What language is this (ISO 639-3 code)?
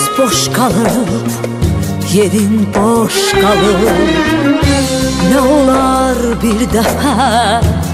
ara